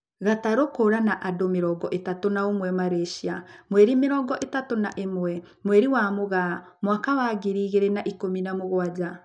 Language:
Kikuyu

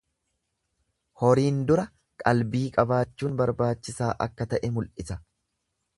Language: Oromo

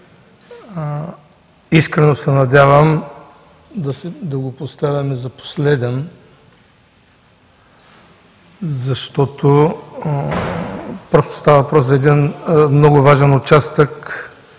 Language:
Bulgarian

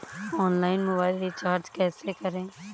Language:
Hindi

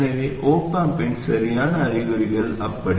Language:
Tamil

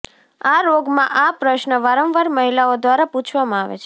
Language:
Gujarati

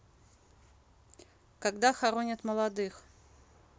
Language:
Russian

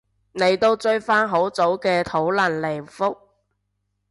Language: Cantonese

